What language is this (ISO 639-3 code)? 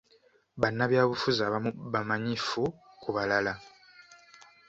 lug